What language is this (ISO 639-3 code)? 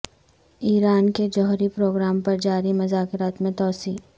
urd